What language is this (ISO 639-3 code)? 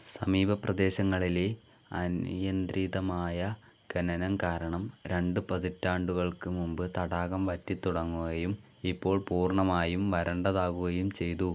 mal